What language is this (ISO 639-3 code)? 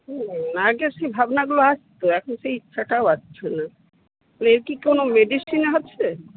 ben